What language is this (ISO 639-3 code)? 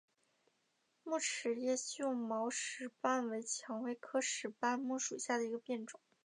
zho